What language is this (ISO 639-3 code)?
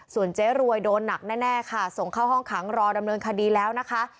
tha